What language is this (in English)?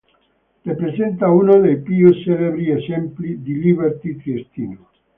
Italian